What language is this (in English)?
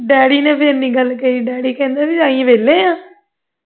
Punjabi